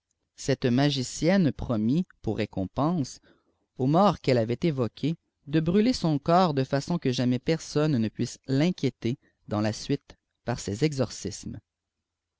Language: French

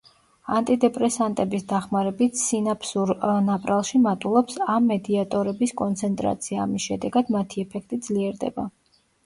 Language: Georgian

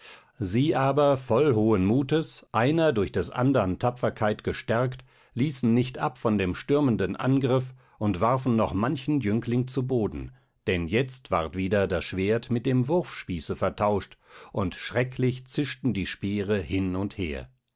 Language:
German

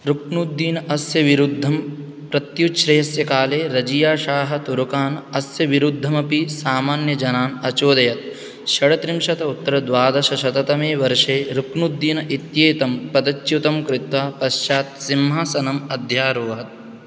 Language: Sanskrit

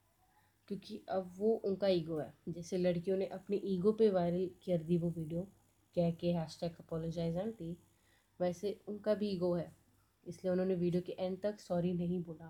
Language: Hindi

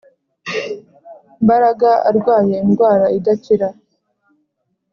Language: Kinyarwanda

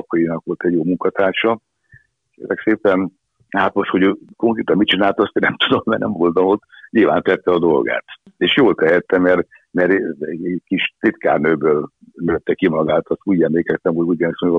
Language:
Hungarian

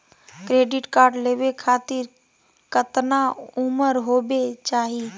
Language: Magahi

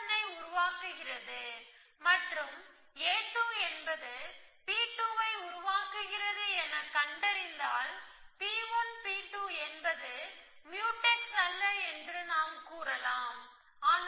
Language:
Tamil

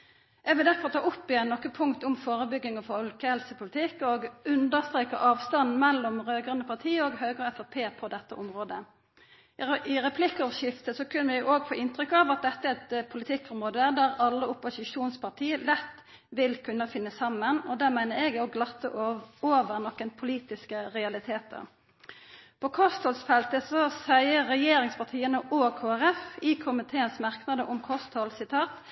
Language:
Norwegian Nynorsk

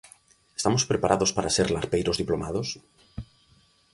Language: Galician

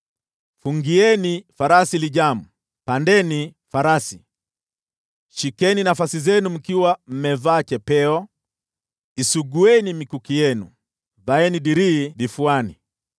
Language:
Swahili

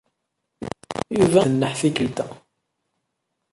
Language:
Kabyle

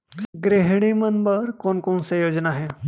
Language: Chhattisgarhi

